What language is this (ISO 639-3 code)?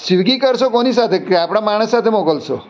guj